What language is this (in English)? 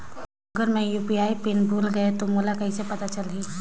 Chhattisgarhi